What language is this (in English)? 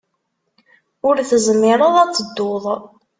Kabyle